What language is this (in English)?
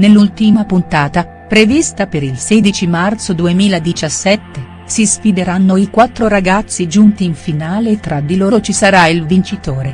Italian